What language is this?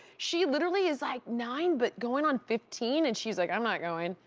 English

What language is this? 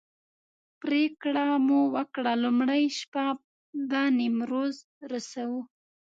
Pashto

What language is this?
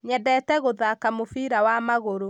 Kikuyu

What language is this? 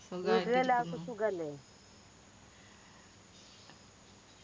Malayalam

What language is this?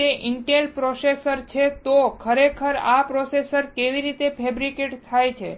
Gujarati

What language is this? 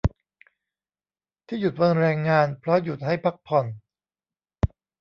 Thai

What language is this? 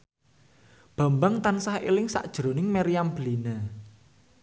Javanese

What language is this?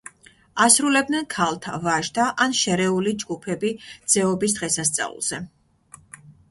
Georgian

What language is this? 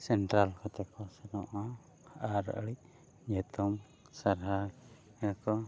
Santali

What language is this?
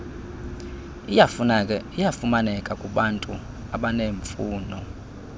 Xhosa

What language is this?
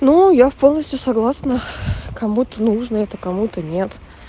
Russian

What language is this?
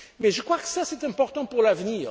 French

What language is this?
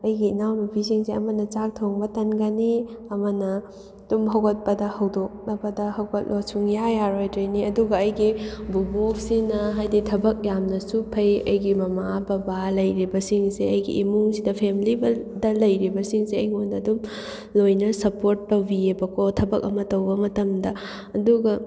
Manipuri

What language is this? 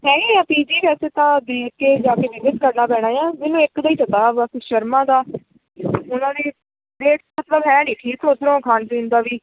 Punjabi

